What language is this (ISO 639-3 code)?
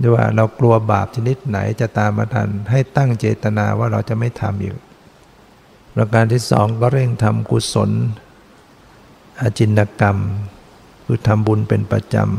tha